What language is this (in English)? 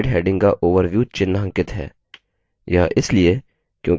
Hindi